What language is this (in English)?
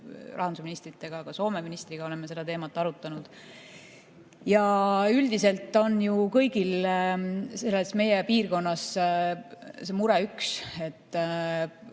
Estonian